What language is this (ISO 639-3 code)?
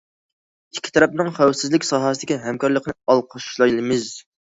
uig